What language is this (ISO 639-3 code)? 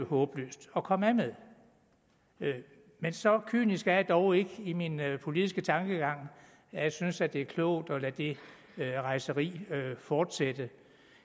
dan